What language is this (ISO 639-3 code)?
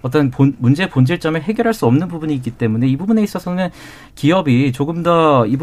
kor